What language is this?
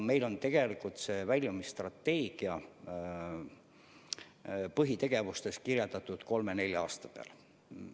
Estonian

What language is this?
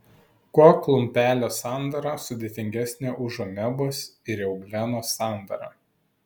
Lithuanian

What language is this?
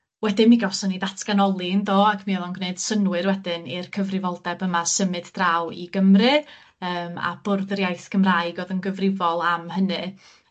Welsh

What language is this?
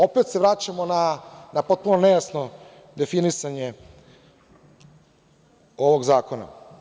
Serbian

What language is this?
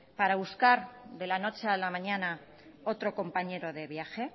Spanish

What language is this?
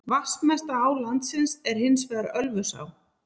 Icelandic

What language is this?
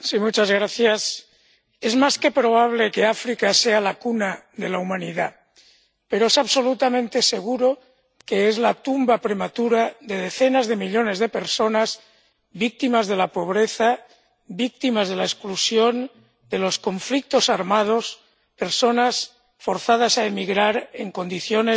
Spanish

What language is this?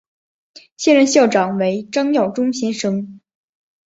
Chinese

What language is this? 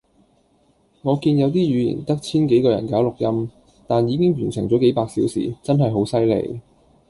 Cantonese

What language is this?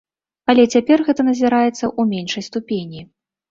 Belarusian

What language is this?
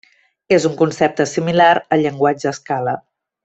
Catalan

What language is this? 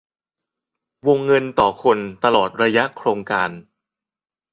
Thai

